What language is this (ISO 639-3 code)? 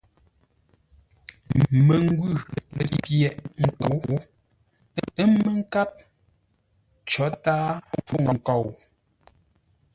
nla